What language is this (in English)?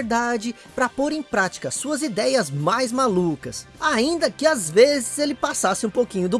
Portuguese